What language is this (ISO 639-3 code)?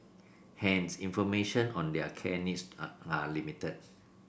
eng